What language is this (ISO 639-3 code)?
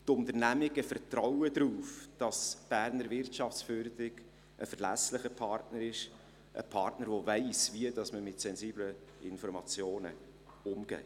gsw